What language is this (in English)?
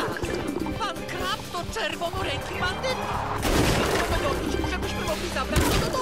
Polish